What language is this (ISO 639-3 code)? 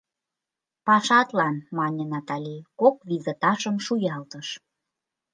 chm